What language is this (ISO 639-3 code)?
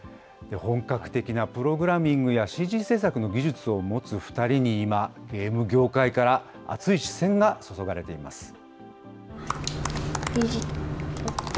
jpn